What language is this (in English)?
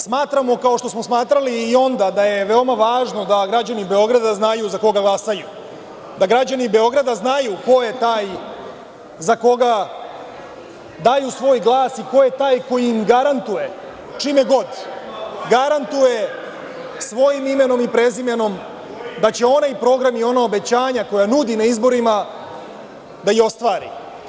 Serbian